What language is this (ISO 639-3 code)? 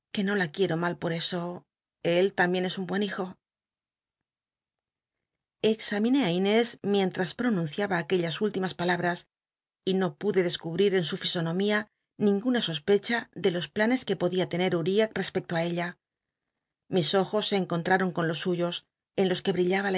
spa